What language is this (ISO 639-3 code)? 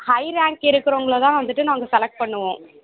tam